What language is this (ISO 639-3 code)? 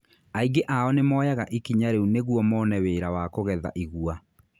kik